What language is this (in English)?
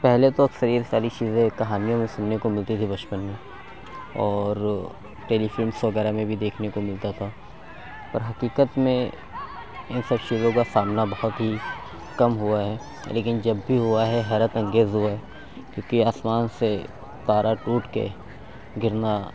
Urdu